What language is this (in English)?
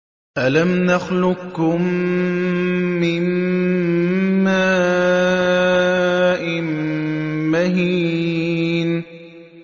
Arabic